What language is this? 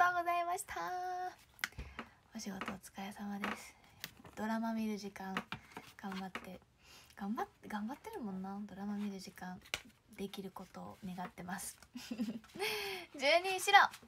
Japanese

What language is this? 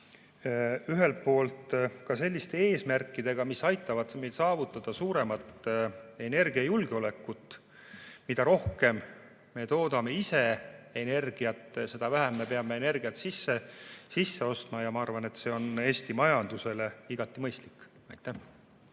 Estonian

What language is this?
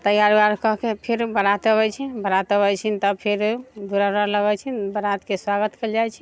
Maithili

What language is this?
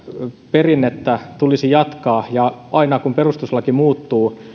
Finnish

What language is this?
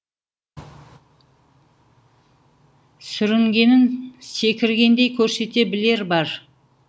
Kazakh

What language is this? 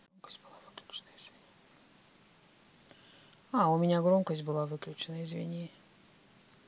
Russian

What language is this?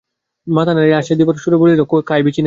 Bangla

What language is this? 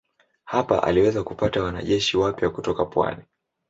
Swahili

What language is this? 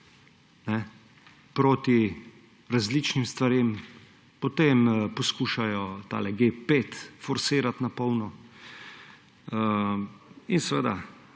Slovenian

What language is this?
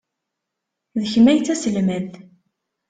Kabyle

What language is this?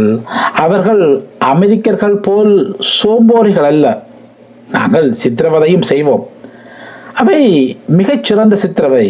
Tamil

